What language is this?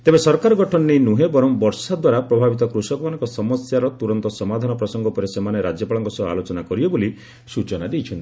Odia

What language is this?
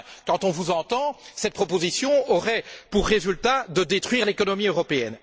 French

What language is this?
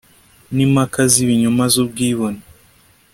Kinyarwanda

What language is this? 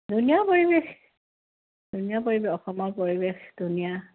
Assamese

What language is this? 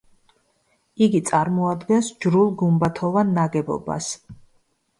Georgian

